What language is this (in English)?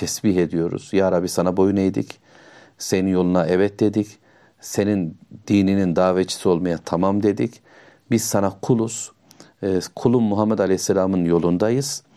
Turkish